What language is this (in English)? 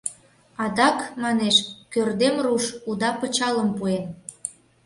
Mari